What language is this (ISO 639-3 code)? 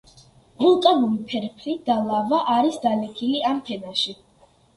kat